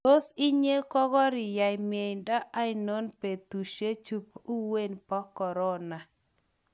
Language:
Kalenjin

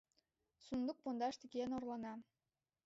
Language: Mari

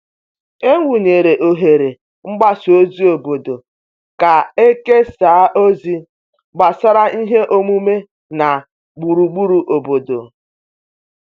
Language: Igbo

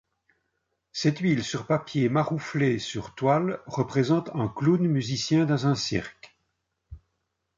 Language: French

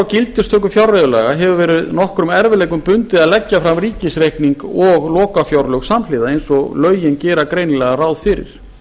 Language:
Icelandic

